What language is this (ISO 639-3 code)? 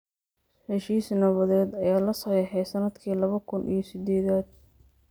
som